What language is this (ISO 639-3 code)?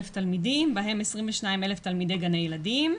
heb